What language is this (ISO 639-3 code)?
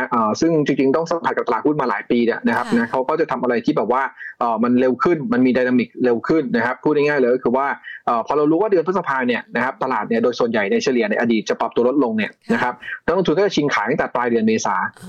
tha